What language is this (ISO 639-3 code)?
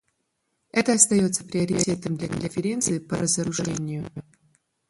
rus